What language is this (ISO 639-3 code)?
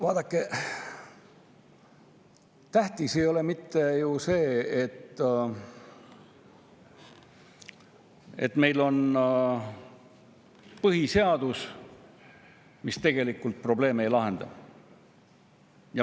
est